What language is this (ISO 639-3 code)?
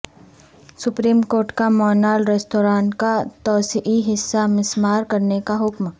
urd